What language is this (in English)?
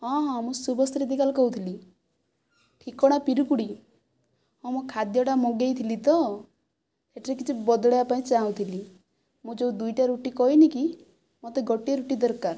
Odia